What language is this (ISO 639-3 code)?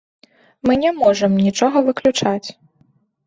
bel